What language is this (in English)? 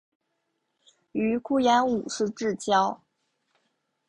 Chinese